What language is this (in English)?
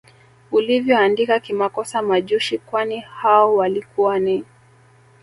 Swahili